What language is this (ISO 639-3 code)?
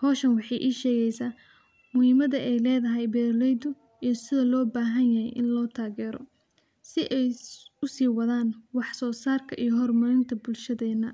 som